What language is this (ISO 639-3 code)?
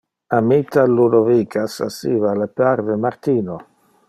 ina